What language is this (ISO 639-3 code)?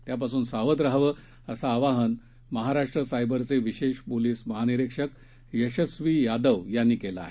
mar